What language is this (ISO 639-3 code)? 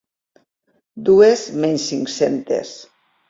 cat